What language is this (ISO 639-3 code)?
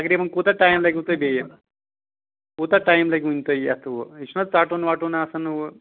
kas